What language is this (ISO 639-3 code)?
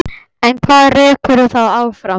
isl